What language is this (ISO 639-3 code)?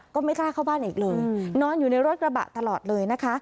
tha